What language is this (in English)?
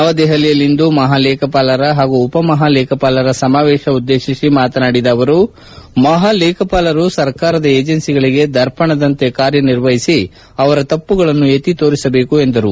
Kannada